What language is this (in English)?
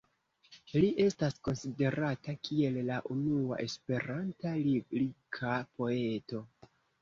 Esperanto